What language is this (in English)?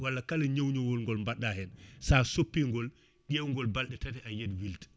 Fula